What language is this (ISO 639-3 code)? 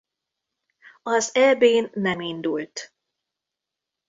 hun